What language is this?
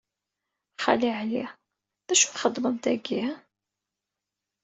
Kabyle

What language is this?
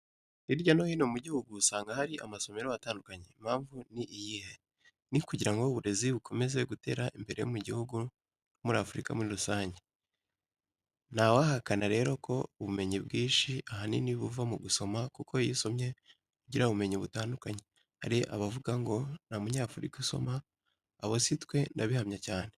Kinyarwanda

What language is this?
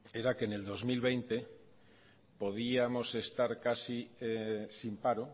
Spanish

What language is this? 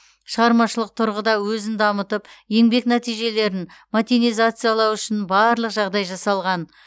Kazakh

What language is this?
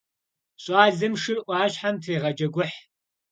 Kabardian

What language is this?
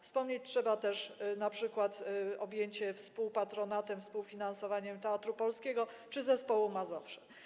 Polish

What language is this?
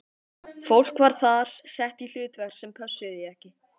Icelandic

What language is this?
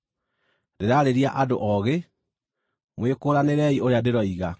Kikuyu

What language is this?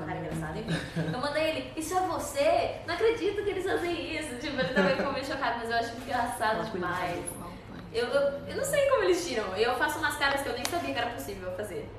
Portuguese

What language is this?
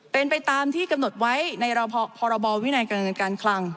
Thai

